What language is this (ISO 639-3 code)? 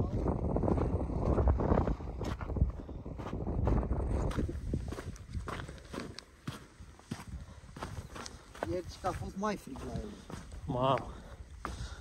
ron